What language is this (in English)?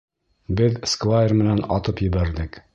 Bashkir